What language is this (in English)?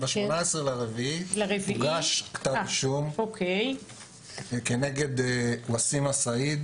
Hebrew